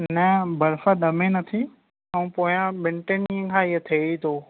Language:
Sindhi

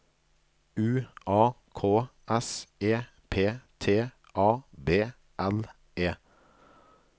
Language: Norwegian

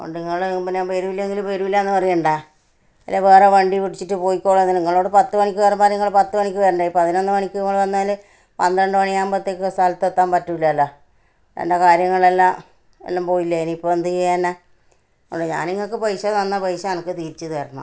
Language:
Malayalam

